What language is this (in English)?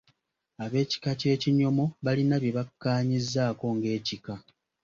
Ganda